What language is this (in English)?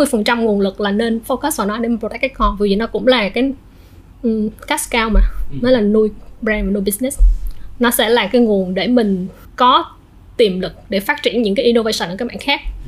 Vietnamese